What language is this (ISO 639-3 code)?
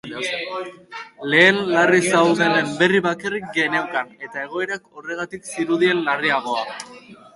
eus